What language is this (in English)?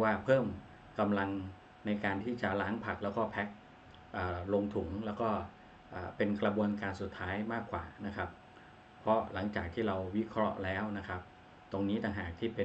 Thai